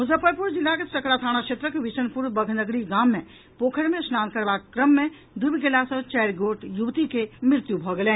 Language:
Maithili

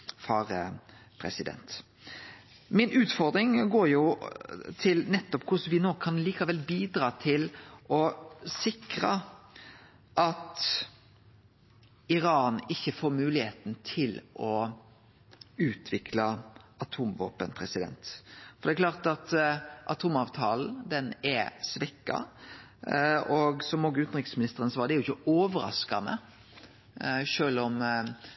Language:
Norwegian Nynorsk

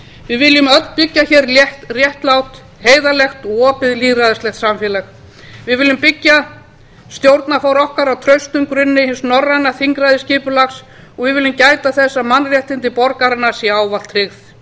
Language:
Icelandic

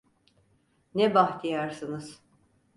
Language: Turkish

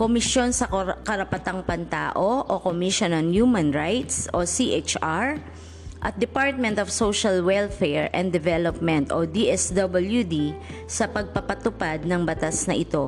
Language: Filipino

